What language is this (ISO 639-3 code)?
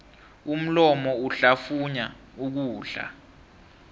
nbl